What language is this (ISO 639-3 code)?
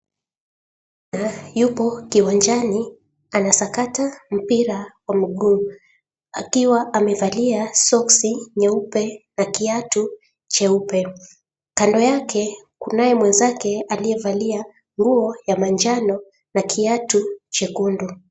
swa